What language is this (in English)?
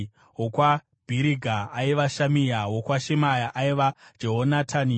Shona